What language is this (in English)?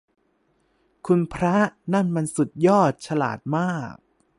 Thai